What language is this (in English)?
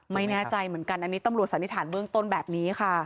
Thai